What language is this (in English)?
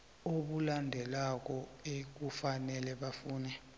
South Ndebele